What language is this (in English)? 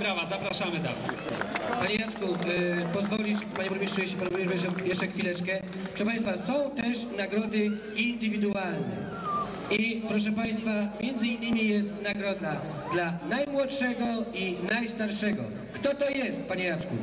Polish